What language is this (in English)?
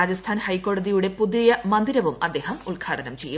Malayalam